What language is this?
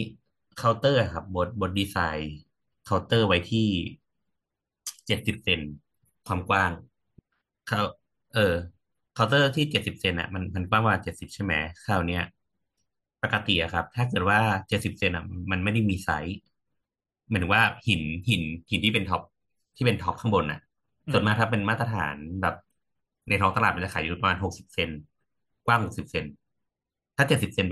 Thai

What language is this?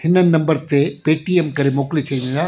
Sindhi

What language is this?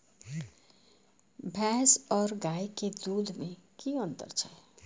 Maithili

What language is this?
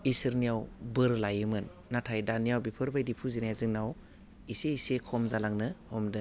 Bodo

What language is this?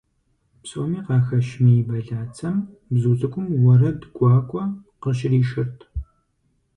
Kabardian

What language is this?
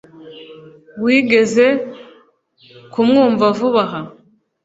Kinyarwanda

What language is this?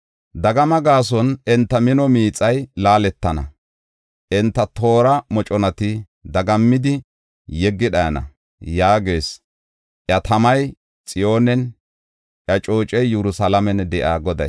Gofa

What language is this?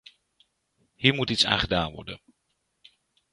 Dutch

